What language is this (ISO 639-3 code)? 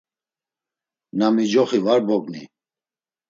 lzz